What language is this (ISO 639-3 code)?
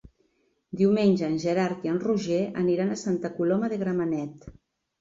cat